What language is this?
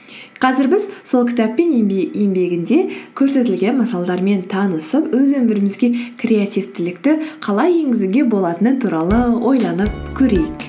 Kazakh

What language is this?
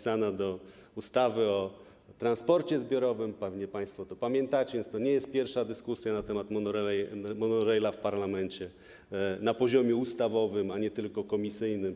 Polish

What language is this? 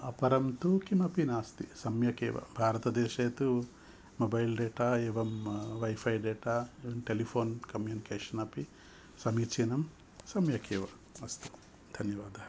Sanskrit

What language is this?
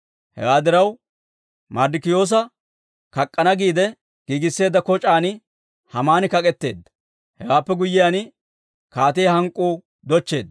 Dawro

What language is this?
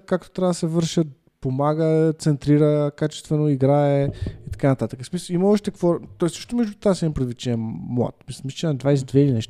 Bulgarian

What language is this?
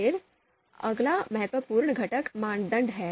Hindi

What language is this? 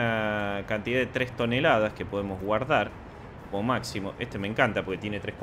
Spanish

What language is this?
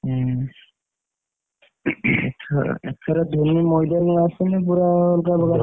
Odia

